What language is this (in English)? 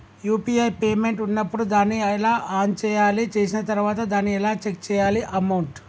Telugu